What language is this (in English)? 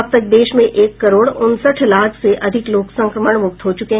Hindi